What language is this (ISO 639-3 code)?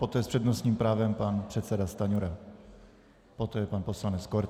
ces